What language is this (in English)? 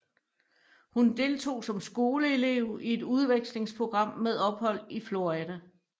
Danish